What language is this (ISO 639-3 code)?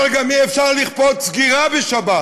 heb